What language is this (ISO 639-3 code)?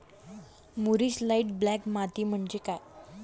mar